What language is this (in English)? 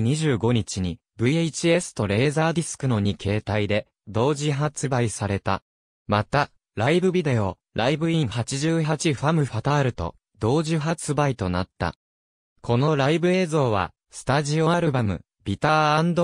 Japanese